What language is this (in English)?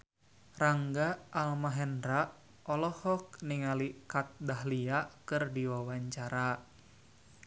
Sundanese